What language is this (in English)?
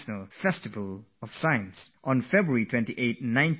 English